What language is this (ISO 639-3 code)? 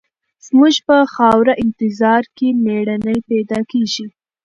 pus